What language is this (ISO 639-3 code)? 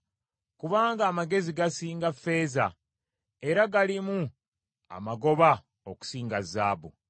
lug